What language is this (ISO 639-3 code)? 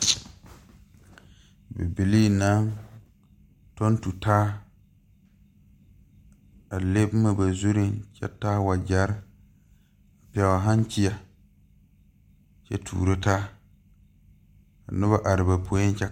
dga